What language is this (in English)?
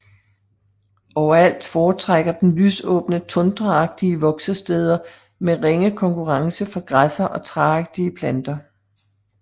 Danish